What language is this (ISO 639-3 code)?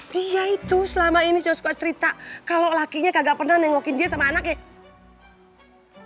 ind